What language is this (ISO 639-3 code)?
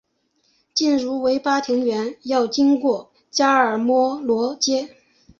zho